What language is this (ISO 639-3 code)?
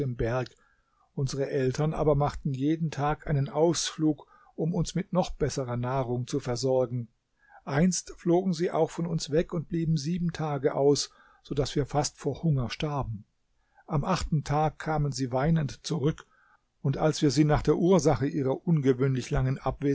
deu